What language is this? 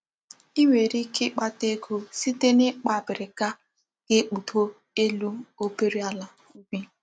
Igbo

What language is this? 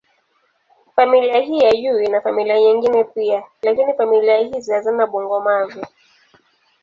Swahili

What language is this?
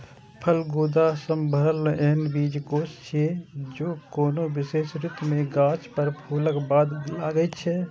Maithili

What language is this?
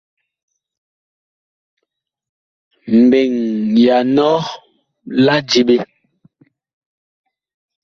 Bakoko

